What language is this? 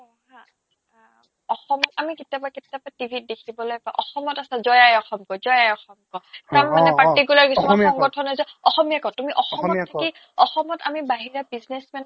Assamese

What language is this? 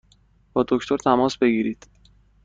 Persian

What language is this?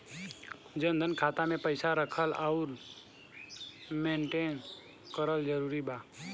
Bhojpuri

